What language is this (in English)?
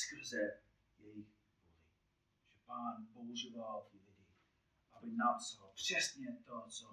Czech